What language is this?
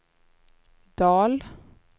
Swedish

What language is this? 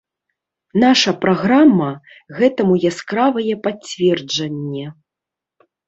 Belarusian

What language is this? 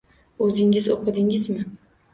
Uzbek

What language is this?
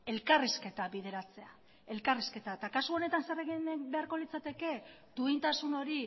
Basque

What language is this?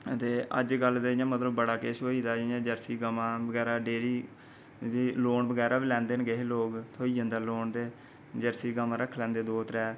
Dogri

